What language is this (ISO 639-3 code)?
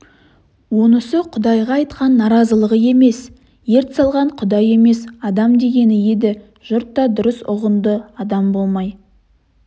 kaz